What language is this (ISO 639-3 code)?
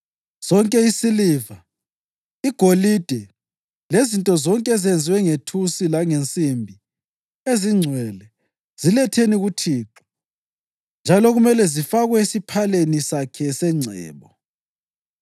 nde